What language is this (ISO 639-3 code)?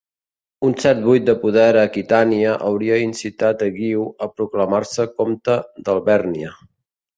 cat